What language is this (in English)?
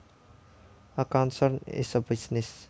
Javanese